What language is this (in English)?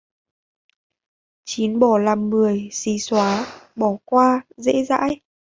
Vietnamese